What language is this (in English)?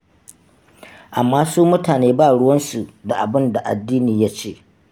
Hausa